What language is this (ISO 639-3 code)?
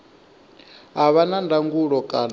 ven